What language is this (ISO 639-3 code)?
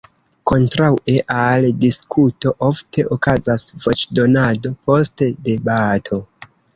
epo